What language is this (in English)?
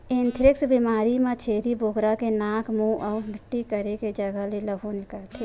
Chhattisgarhi